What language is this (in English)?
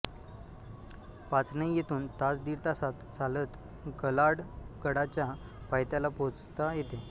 Marathi